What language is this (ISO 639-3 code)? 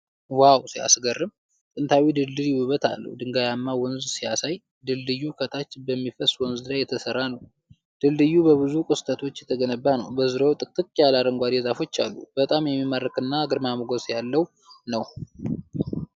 amh